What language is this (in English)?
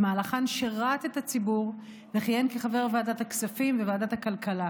Hebrew